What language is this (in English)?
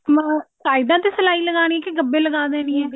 Punjabi